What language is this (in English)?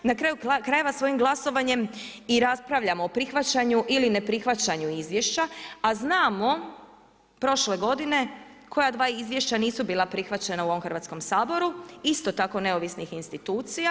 Croatian